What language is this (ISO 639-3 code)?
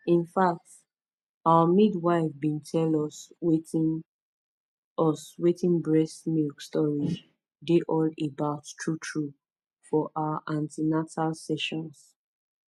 pcm